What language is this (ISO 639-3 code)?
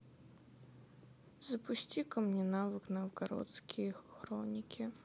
rus